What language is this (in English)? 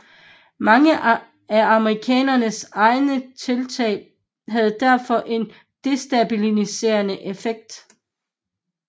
Danish